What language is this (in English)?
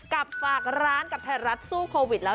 Thai